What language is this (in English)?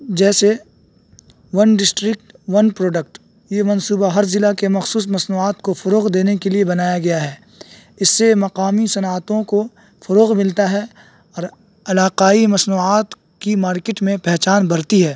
Urdu